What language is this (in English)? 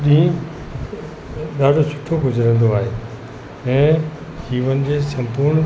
Sindhi